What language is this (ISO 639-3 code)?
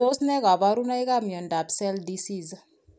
kln